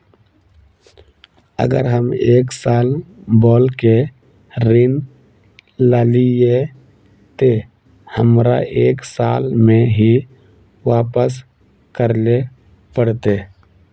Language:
Magahi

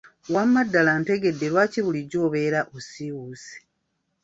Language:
Ganda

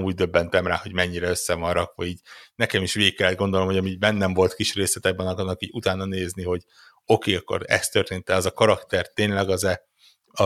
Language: Hungarian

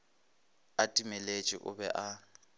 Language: Northern Sotho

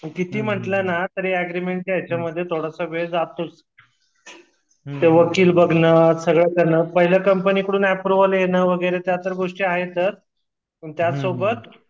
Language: Marathi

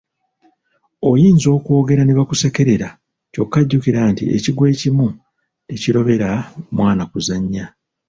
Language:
Ganda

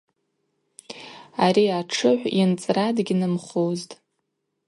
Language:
Abaza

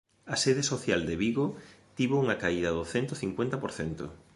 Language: Galician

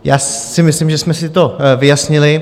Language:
Czech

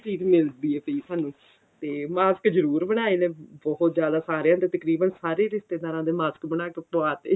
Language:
Punjabi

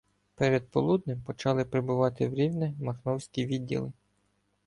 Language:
Ukrainian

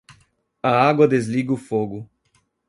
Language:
Portuguese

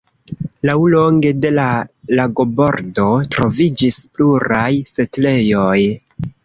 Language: Esperanto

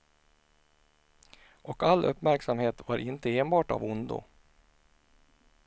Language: Swedish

